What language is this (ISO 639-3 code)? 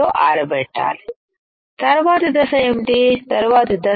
tel